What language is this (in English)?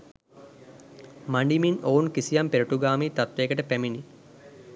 Sinhala